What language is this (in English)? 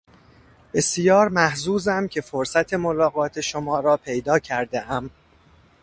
Persian